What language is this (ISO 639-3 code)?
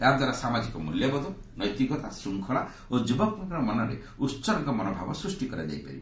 ori